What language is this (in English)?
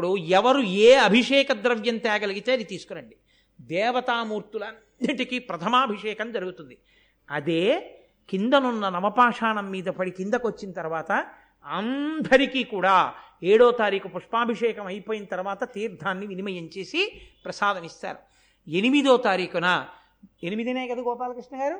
Telugu